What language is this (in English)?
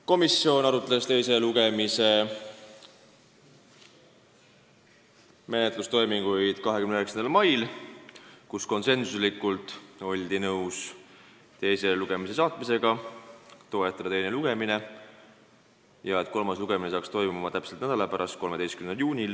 Estonian